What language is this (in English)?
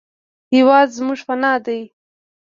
Pashto